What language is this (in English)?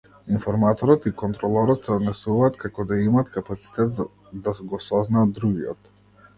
Macedonian